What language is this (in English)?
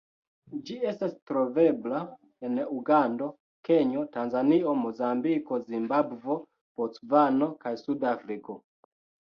Esperanto